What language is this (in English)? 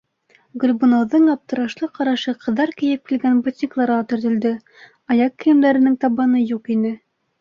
Bashkir